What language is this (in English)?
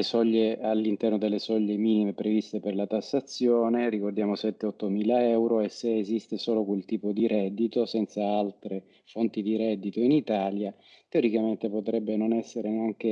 Italian